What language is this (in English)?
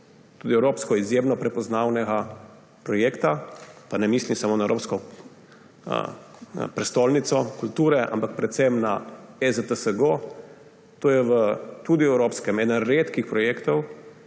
Slovenian